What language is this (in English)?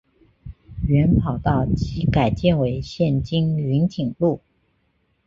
Chinese